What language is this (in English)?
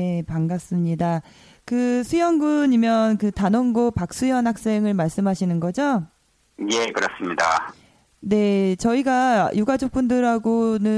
Korean